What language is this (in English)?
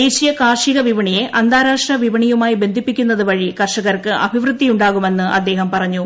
Malayalam